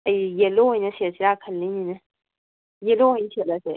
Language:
Manipuri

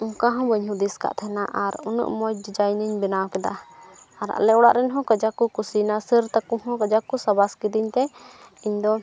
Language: Santali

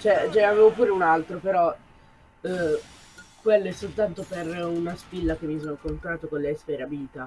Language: Italian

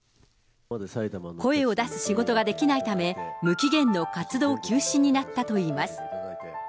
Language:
Japanese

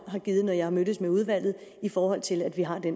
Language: Danish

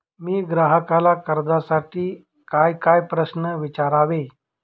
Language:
Marathi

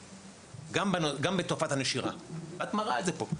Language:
Hebrew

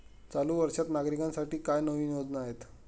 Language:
Marathi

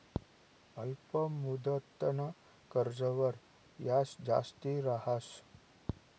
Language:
Marathi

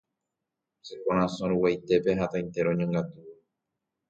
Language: Guarani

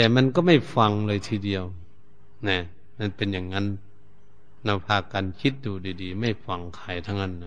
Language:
Thai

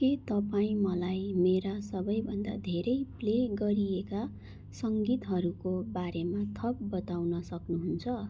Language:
Nepali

